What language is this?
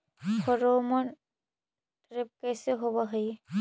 Magahi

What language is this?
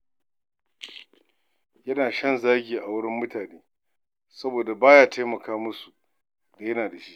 Hausa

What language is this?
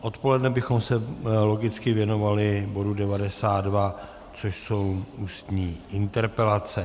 Czech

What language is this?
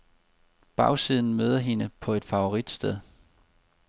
Danish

